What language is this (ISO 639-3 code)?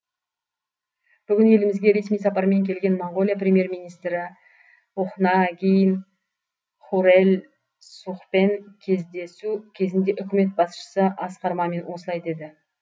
kaz